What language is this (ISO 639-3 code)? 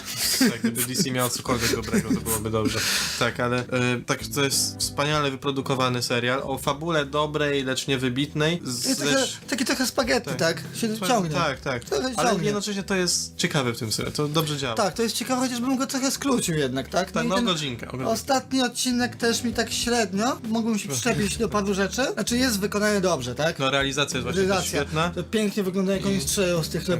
pol